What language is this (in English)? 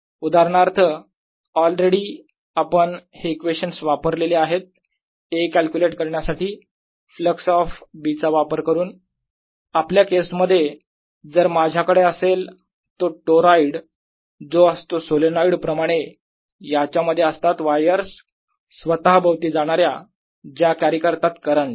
Marathi